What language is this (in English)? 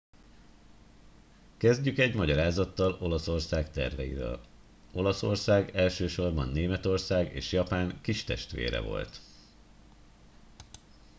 Hungarian